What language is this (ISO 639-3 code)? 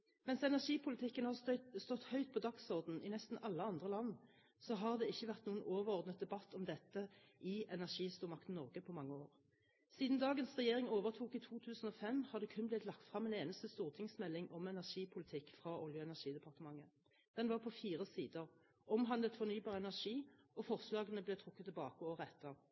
nob